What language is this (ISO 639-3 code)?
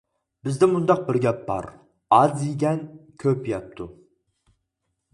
uig